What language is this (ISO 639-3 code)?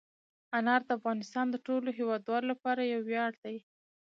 pus